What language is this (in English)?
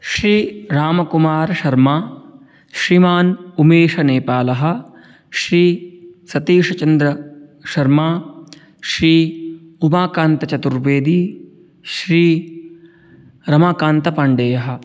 Sanskrit